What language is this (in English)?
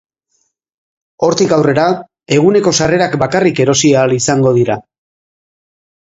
Basque